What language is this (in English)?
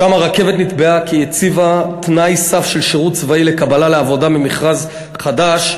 Hebrew